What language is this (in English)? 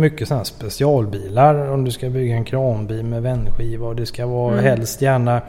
Swedish